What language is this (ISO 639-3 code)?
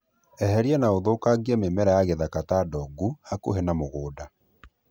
kik